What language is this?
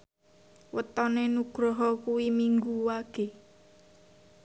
Javanese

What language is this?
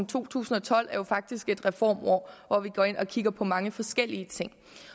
Danish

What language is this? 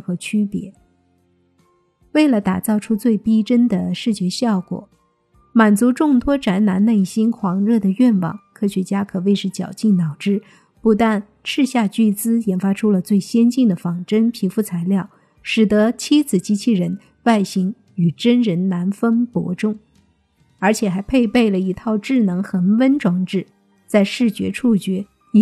Chinese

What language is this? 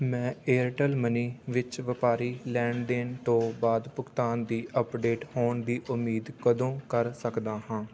Punjabi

